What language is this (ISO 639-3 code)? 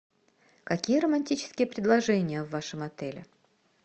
rus